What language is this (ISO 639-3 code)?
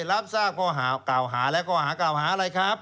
tha